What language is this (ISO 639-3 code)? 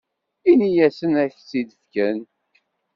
kab